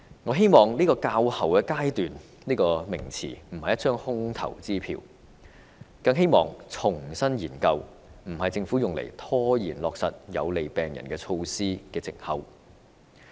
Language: Cantonese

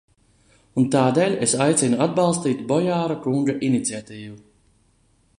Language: Latvian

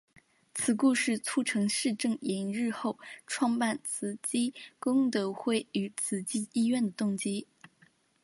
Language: Chinese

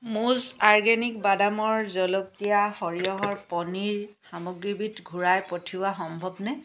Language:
Assamese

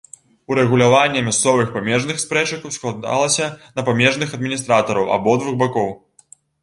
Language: Belarusian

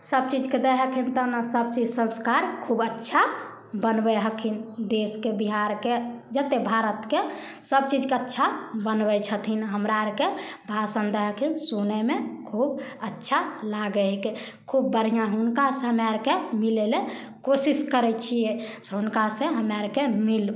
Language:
Maithili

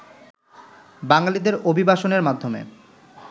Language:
Bangla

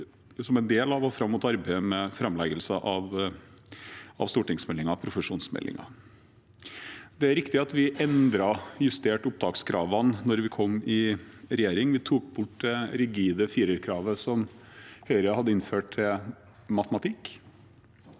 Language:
Norwegian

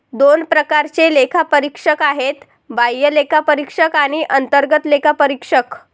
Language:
Marathi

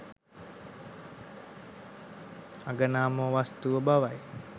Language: Sinhala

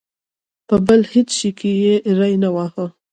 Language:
Pashto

